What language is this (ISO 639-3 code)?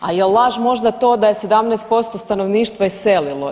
hrv